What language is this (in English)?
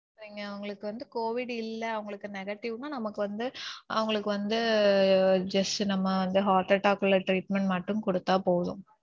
Tamil